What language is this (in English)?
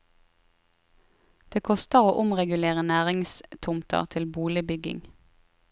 Norwegian